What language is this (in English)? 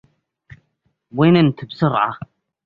Arabic